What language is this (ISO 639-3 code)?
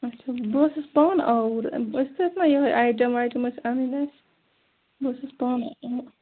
kas